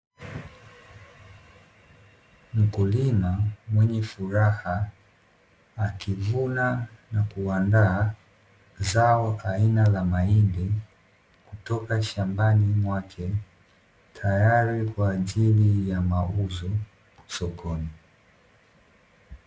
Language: Swahili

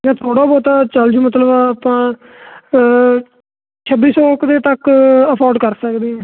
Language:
Punjabi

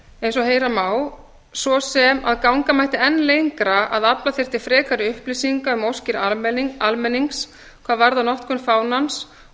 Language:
Icelandic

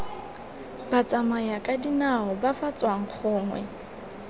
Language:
Tswana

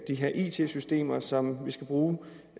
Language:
Danish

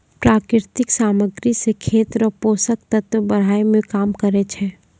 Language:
Maithili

